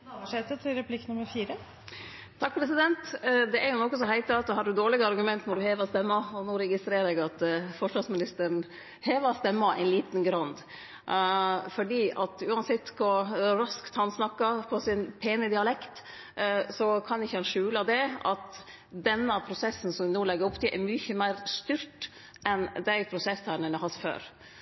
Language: Norwegian Nynorsk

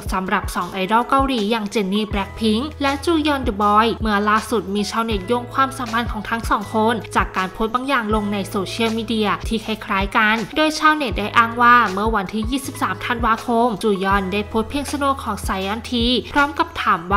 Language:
Thai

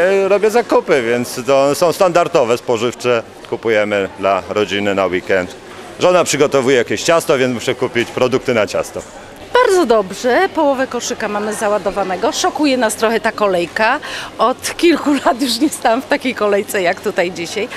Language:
Polish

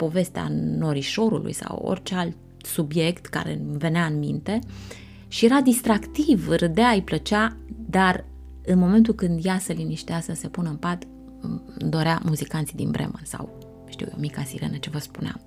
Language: Romanian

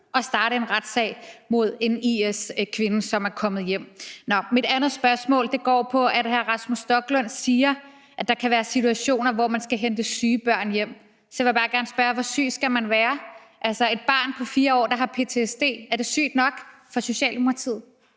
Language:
Danish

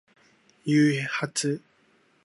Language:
Japanese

